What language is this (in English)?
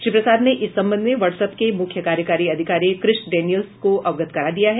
Hindi